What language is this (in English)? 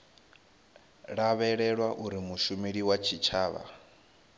Venda